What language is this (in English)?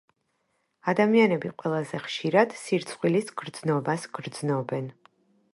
Georgian